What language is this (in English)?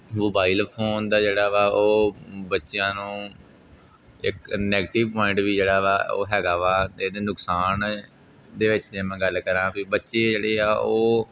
Punjabi